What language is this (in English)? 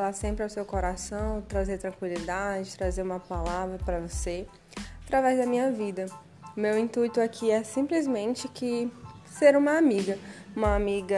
Portuguese